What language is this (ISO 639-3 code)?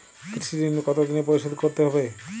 ben